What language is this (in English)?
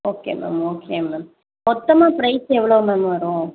Tamil